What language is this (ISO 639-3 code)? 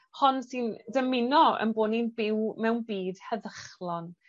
cym